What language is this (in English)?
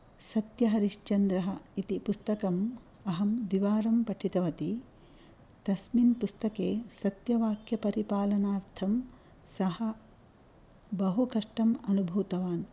Sanskrit